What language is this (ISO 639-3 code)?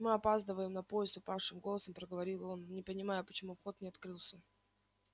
rus